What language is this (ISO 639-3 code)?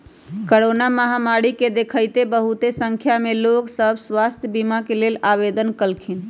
mag